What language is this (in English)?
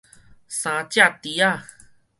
Min Nan Chinese